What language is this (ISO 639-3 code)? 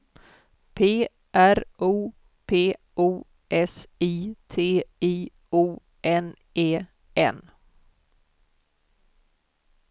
swe